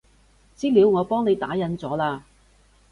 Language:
Cantonese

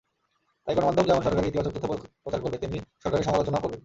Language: Bangla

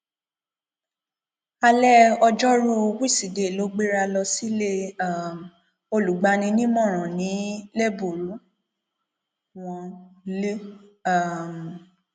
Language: Yoruba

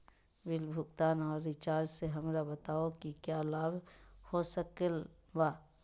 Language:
Magahi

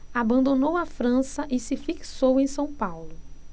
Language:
Portuguese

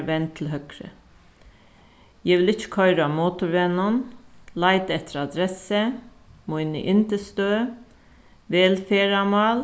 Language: Faroese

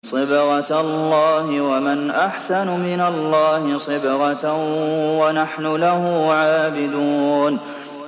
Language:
Arabic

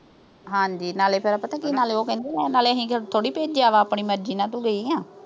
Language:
Punjabi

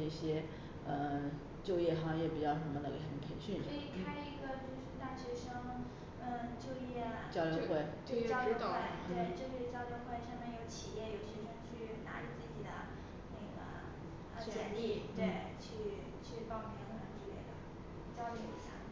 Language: Chinese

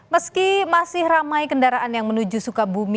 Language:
Indonesian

